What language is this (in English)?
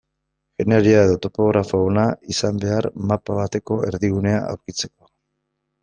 Basque